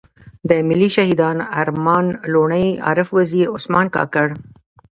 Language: Pashto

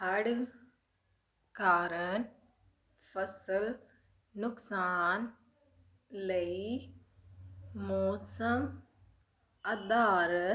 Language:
Punjabi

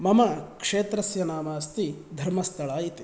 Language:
Sanskrit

